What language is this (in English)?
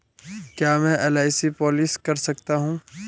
Hindi